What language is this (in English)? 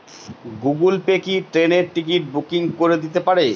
Bangla